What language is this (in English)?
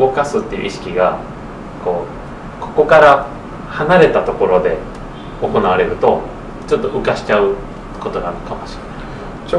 Japanese